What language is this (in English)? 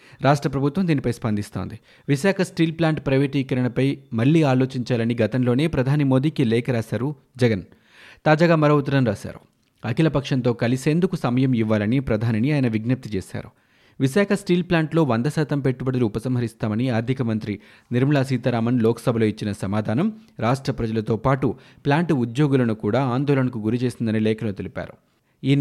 Telugu